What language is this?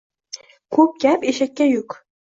Uzbek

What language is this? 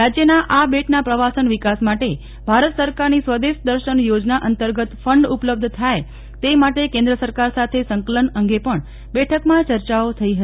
Gujarati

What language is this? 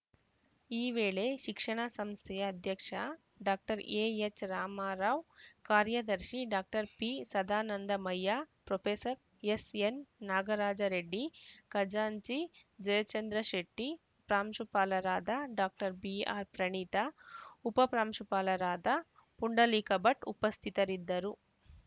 Kannada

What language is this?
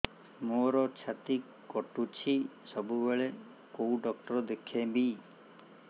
Odia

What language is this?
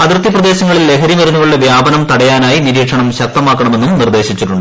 Malayalam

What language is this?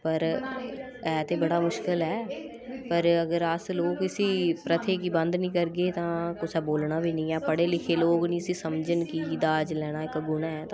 Dogri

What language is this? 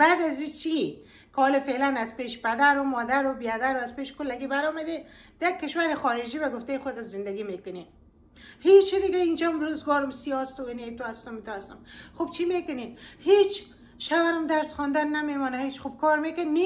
Persian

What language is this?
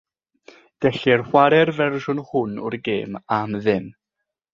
Welsh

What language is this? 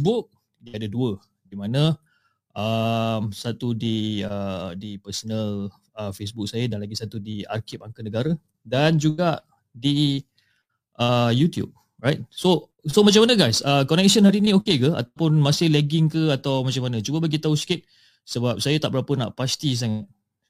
Malay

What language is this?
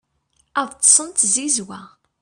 Kabyle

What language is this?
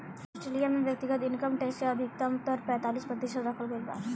Bhojpuri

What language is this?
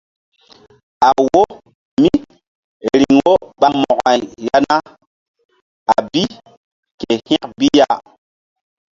Mbum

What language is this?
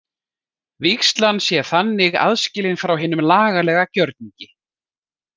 Icelandic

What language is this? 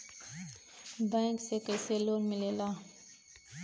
Bhojpuri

